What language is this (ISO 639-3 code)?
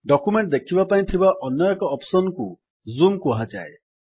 ori